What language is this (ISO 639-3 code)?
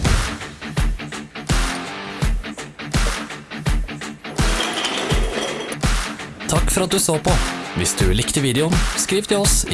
nor